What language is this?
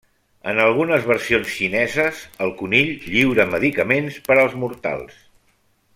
Catalan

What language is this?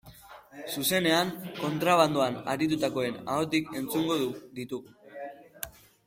Basque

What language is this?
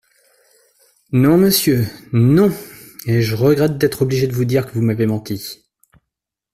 French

